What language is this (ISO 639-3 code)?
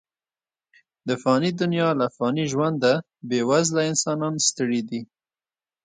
pus